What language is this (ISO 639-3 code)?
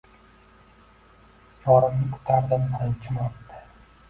uzb